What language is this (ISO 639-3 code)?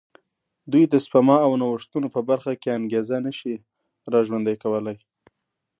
pus